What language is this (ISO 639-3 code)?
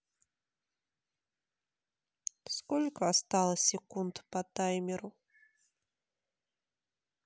rus